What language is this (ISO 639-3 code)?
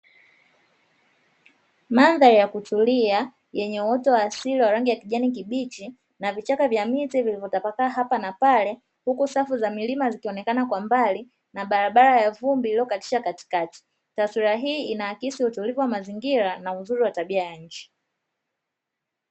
swa